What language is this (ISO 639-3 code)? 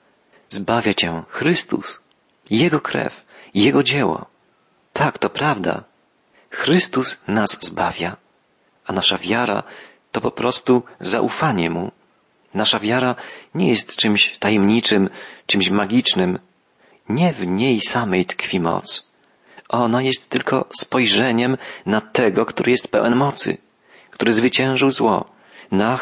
pol